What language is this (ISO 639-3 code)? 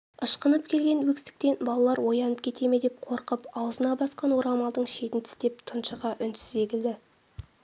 kaz